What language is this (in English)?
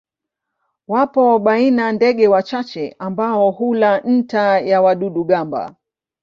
Swahili